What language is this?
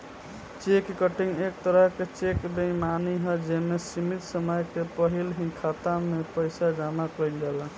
Bhojpuri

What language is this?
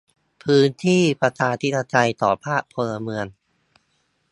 Thai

